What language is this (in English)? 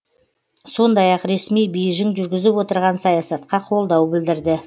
Kazakh